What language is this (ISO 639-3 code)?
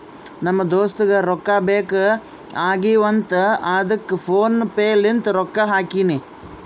kan